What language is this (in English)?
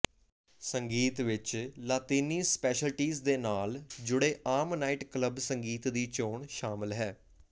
Punjabi